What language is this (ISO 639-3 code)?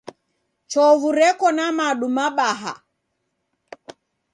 dav